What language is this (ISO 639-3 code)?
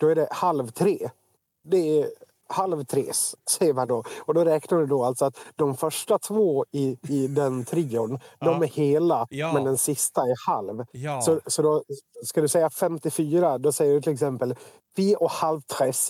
swe